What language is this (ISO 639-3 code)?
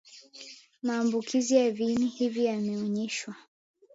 swa